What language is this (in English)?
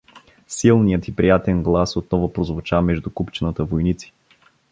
Bulgarian